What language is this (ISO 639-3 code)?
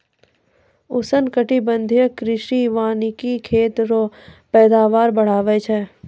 mai